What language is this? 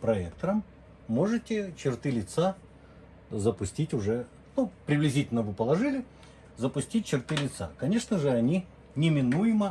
Russian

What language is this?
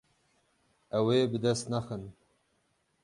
Kurdish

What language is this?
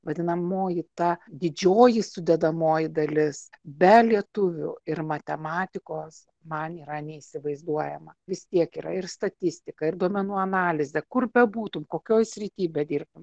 Lithuanian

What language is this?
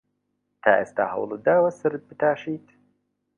Central Kurdish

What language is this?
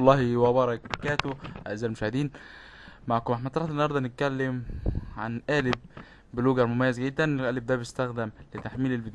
Arabic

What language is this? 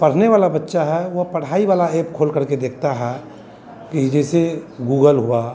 Hindi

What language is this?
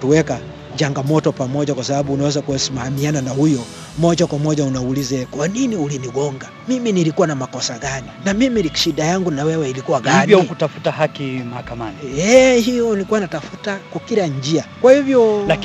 Swahili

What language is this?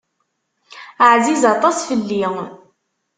Kabyle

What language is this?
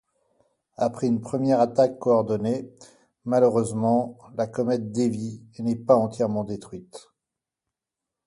French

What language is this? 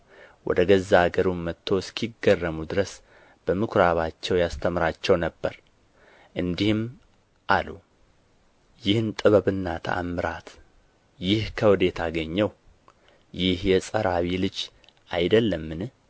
Amharic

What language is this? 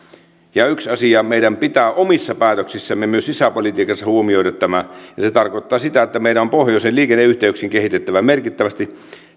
Finnish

